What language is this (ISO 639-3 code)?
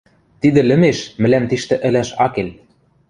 mrj